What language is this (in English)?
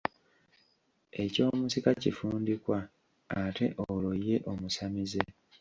Ganda